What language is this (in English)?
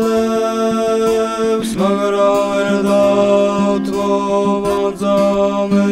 Romanian